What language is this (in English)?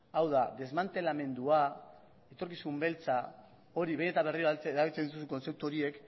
Basque